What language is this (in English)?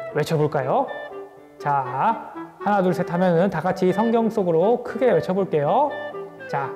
Korean